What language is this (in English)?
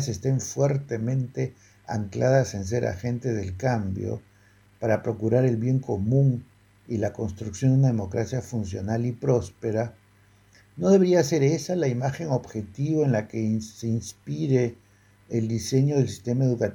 Spanish